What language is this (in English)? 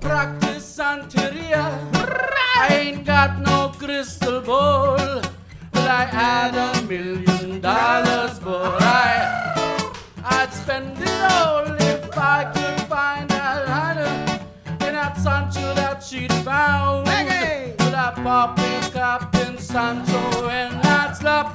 Filipino